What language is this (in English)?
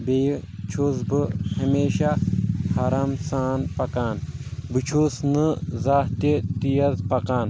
Kashmiri